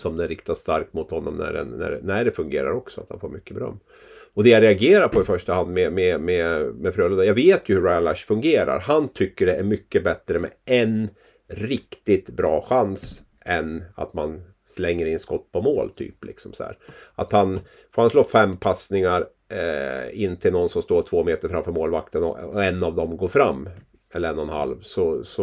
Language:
Swedish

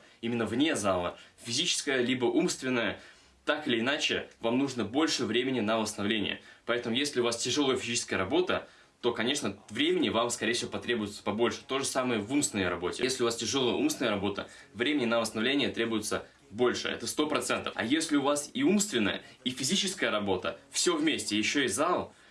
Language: Russian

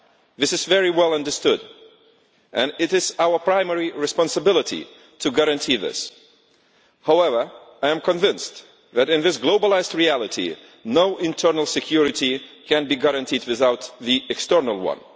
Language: English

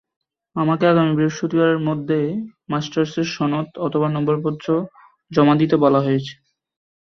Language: Bangla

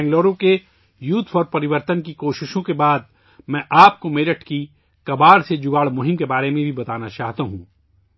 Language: Urdu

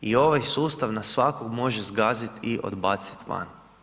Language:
Croatian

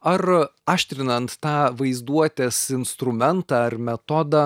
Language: Lithuanian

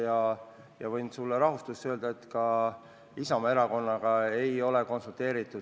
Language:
Estonian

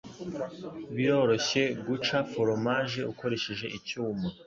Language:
Kinyarwanda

